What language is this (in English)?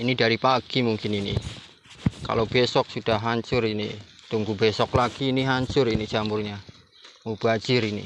Indonesian